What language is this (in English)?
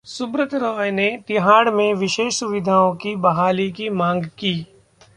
Hindi